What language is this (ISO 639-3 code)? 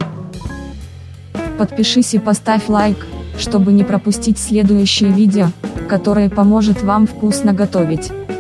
rus